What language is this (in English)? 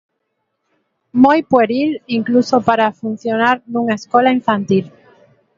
Galician